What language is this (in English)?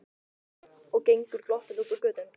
Icelandic